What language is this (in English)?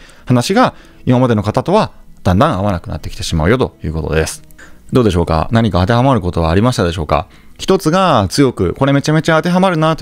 Japanese